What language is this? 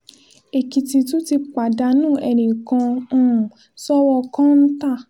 Yoruba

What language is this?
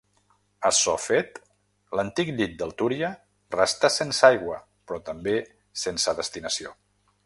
Catalan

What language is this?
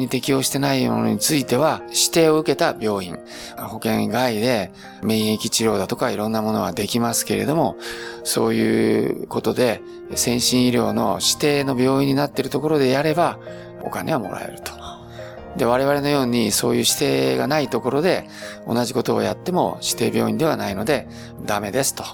Japanese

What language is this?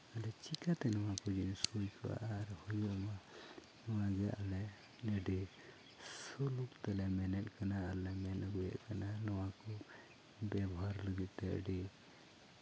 Santali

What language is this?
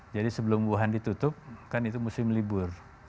Indonesian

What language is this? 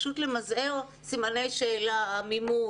Hebrew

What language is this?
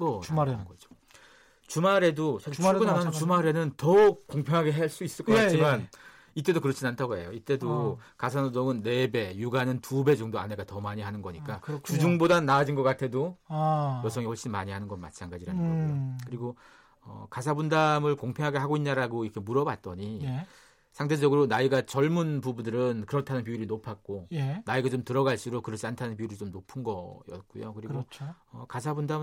Korean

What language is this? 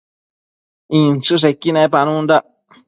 Matsés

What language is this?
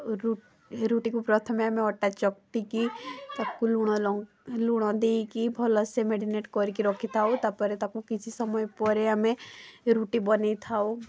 Odia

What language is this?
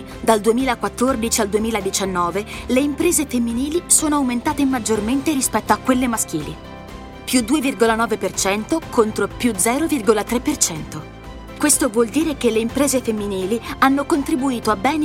Italian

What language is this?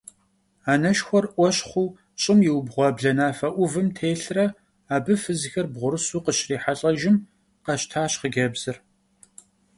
Kabardian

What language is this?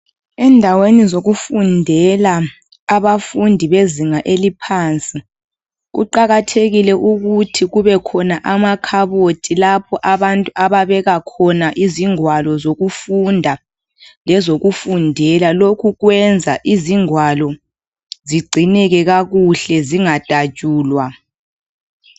North Ndebele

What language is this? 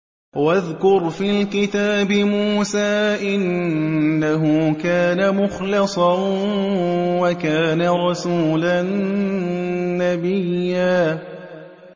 Arabic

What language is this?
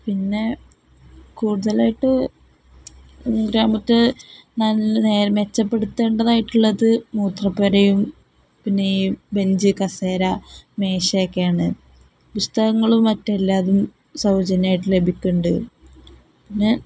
Malayalam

